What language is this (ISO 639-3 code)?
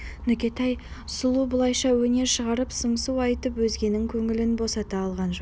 kaz